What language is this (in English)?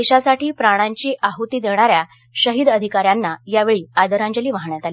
Marathi